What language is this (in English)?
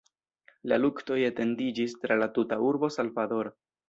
Esperanto